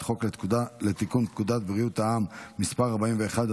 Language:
Hebrew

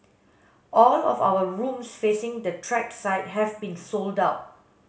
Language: English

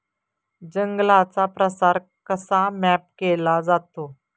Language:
Marathi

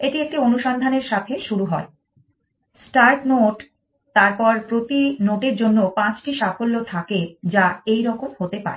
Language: Bangla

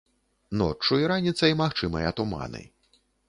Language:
Belarusian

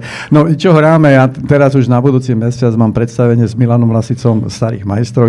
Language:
Slovak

